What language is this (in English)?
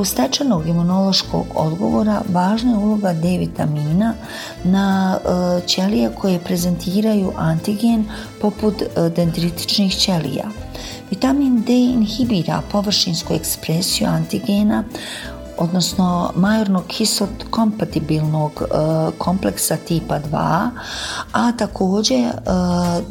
Croatian